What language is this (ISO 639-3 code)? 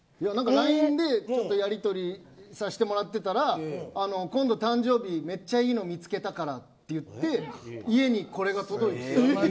jpn